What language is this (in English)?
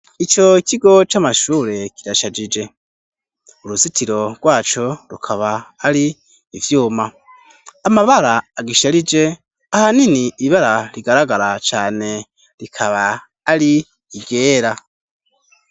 Rundi